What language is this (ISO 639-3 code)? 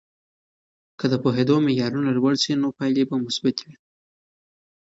pus